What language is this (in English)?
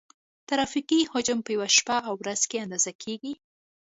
Pashto